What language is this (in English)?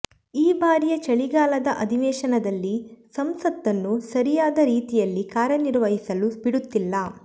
Kannada